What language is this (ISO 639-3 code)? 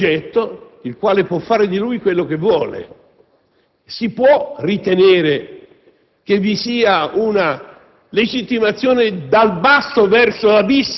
ita